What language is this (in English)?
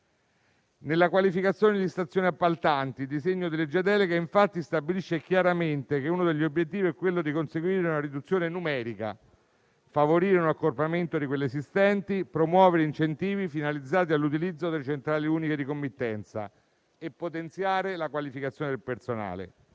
Italian